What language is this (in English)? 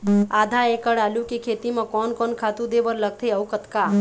Chhattisgarhi